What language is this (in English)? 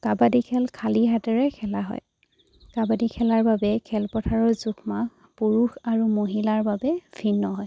Assamese